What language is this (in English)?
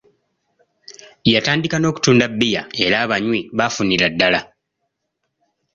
Ganda